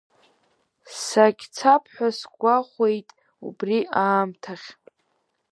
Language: Abkhazian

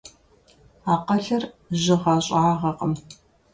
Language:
Kabardian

